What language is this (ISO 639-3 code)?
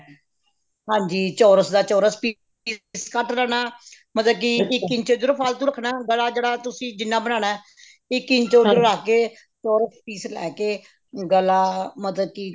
pan